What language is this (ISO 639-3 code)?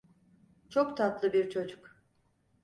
tur